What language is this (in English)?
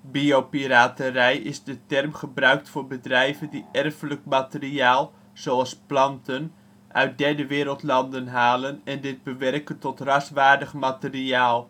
Dutch